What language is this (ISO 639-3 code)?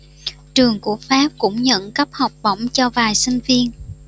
vie